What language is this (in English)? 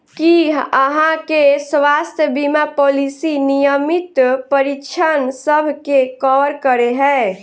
Maithili